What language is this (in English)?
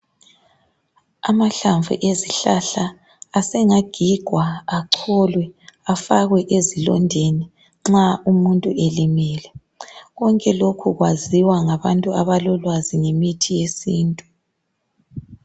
North Ndebele